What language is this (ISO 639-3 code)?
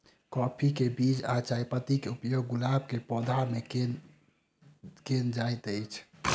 mai